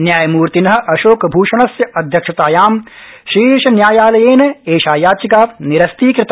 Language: Sanskrit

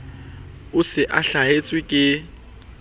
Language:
Southern Sotho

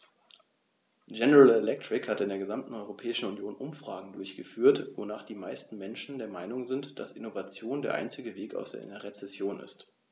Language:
German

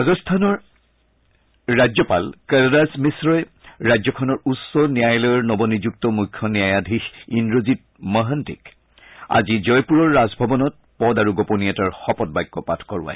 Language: Assamese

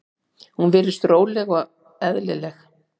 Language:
Icelandic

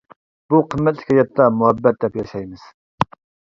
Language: Uyghur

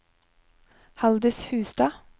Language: Norwegian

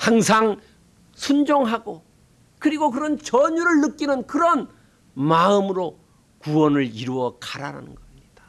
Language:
Korean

